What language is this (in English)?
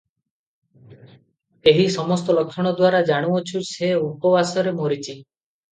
Odia